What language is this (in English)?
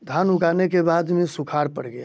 Hindi